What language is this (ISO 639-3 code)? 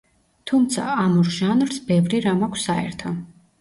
kat